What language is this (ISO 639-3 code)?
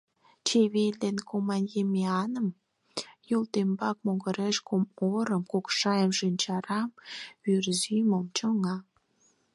chm